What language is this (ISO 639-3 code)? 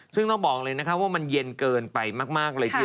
tha